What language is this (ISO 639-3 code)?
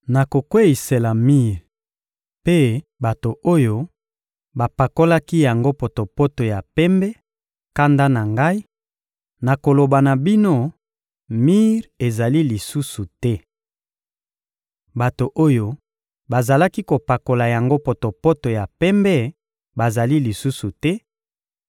lin